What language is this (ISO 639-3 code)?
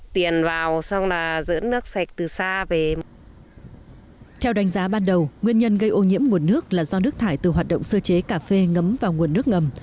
vie